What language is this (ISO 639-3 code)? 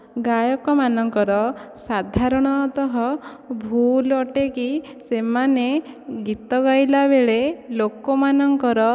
ori